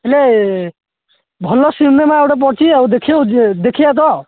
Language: Odia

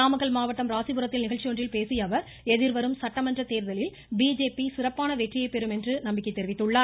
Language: Tamil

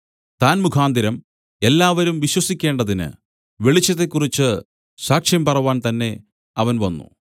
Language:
Malayalam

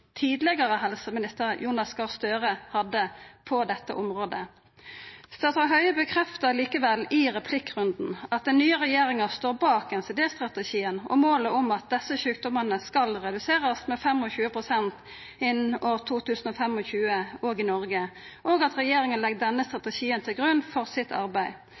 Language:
Norwegian Nynorsk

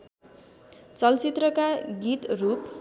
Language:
Nepali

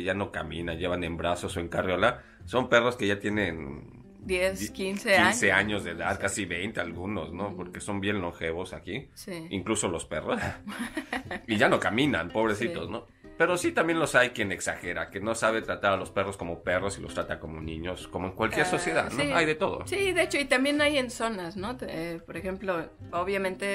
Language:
Spanish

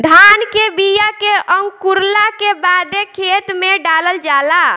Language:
Bhojpuri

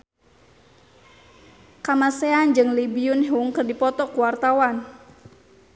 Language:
Sundanese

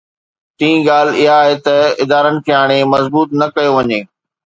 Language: Sindhi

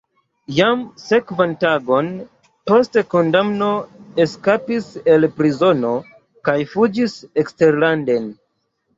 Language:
Esperanto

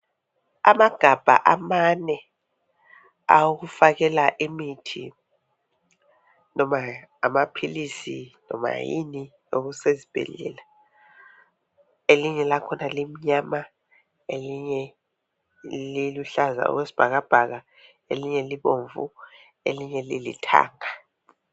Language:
North Ndebele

